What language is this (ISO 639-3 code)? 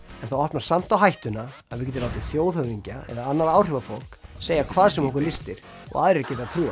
isl